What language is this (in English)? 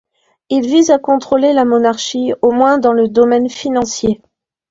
French